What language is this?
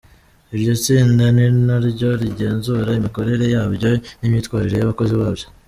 Kinyarwanda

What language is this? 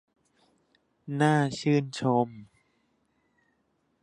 Thai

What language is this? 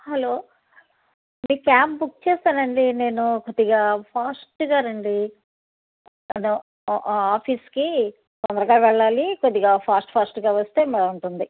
Telugu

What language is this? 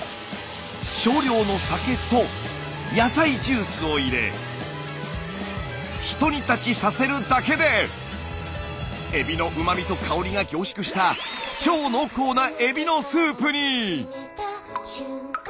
Japanese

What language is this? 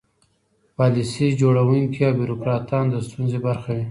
Pashto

